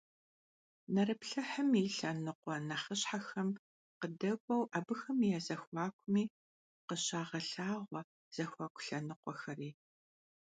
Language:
Kabardian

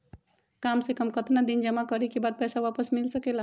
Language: Magahi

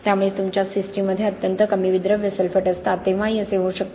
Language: Marathi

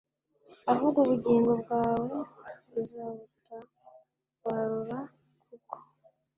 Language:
Kinyarwanda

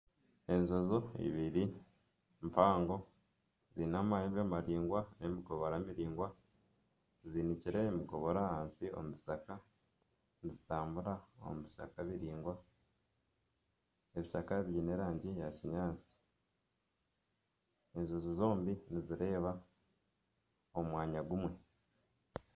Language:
Nyankole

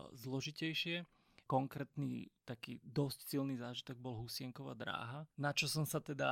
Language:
Slovak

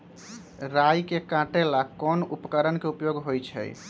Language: Magahi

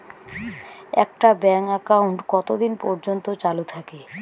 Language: Bangla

